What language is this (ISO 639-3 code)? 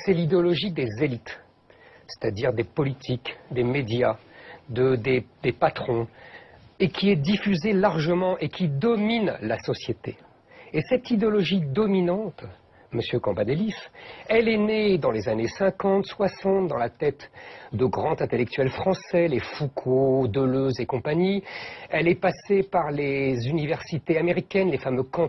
fra